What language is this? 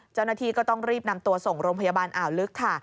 Thai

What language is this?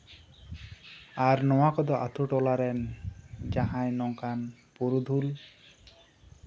Santali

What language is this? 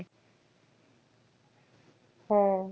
Bangla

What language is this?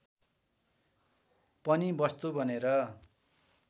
Nepali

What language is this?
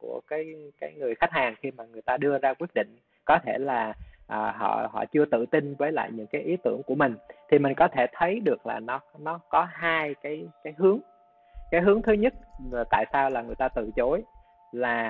Vietnamese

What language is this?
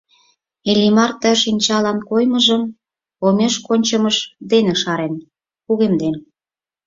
Mari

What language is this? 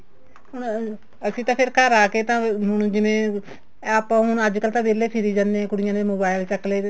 Punjabi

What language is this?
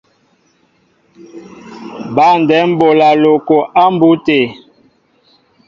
Mbo (Cameroon)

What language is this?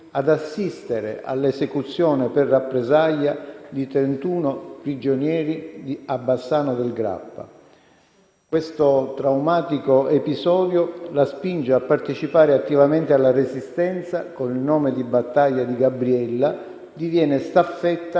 Italian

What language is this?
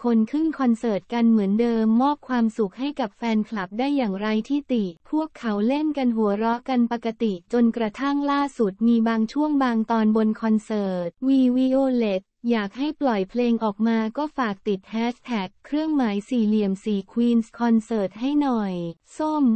Thai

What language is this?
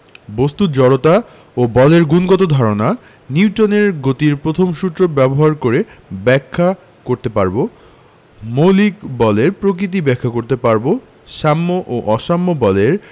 Bangla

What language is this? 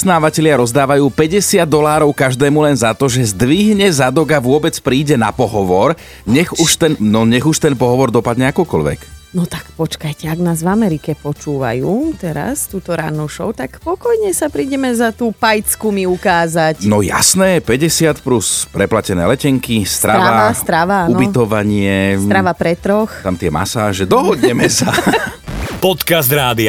Slovak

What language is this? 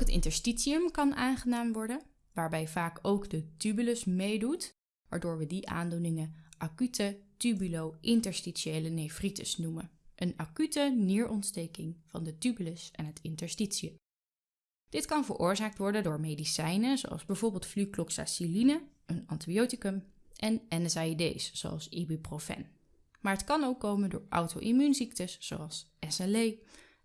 Dutch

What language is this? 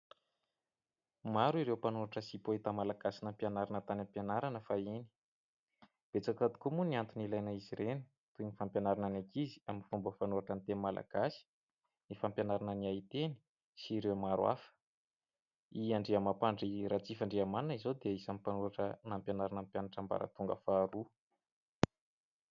Malagasy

